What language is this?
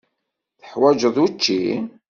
Kabyle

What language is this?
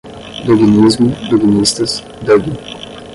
Portuguese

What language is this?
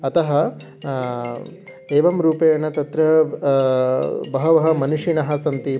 Sanskrit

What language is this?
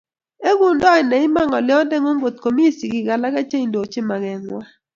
Kalenjin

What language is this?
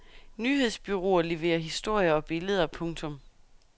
Danish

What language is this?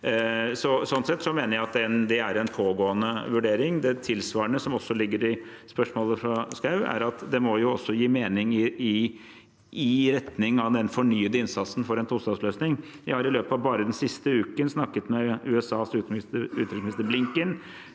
Norwegian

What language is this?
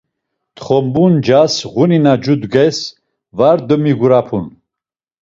Laz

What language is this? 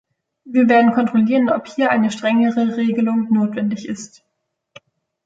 German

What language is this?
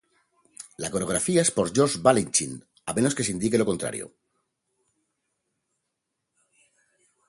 Spanish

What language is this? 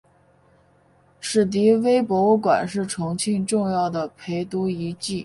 Chinese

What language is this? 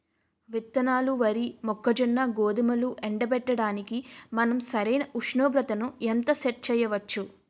Telugu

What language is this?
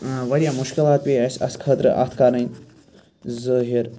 Kashmiri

